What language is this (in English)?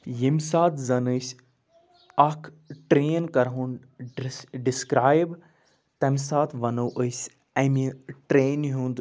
Kashmiri